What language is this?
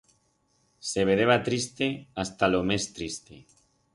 Aragonese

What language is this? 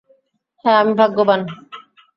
Bangla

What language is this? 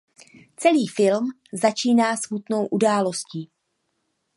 Czech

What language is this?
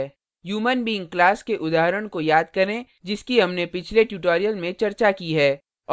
Hindi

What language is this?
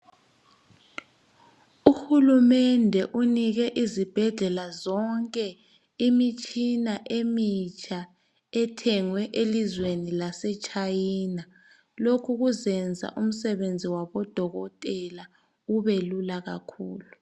North Ndebele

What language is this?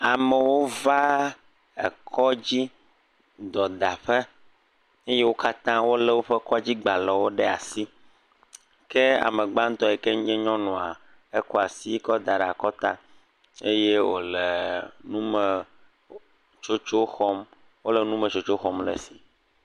Ewe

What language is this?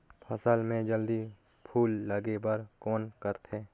Chhattisgarhi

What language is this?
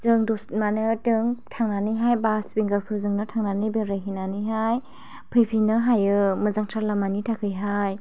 Bodo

